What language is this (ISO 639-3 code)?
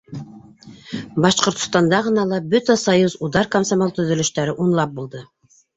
bak